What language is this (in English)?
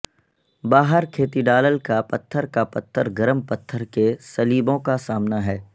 Urdu